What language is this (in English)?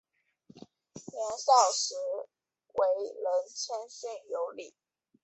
Chinese